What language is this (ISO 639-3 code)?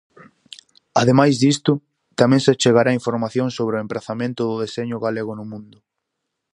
glg